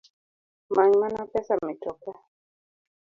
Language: Luo (Kenya and Tanzania)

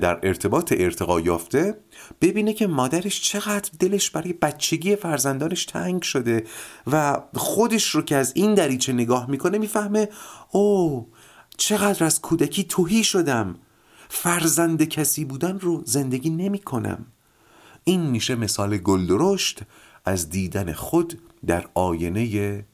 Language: Persian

